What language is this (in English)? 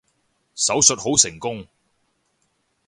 Cantonese